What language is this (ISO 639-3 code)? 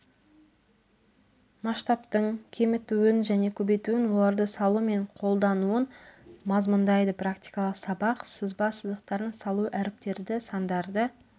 kaz